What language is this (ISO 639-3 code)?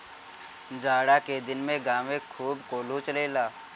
bho